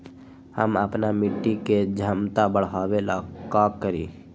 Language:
Magahi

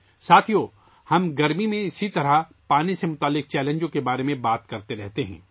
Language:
Urdu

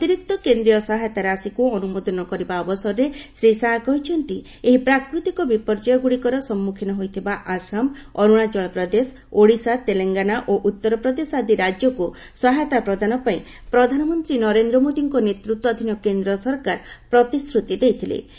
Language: Odia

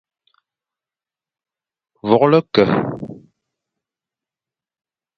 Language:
Fang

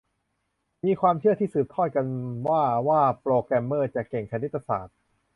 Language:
Thai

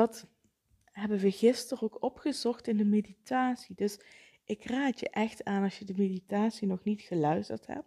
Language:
Dutch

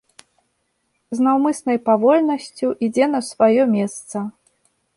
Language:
Belarusian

